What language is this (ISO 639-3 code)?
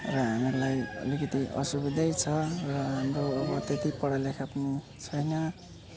nep